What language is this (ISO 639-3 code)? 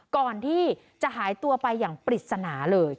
tha